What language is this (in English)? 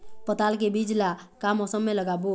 Chhattisgarhi